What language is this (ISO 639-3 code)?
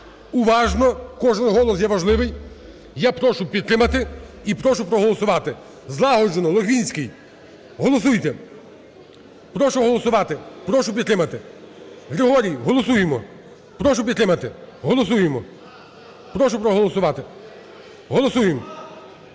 ukr